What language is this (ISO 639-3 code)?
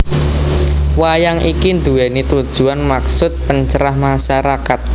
jav